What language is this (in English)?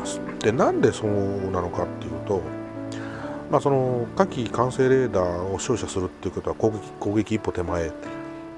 Japanese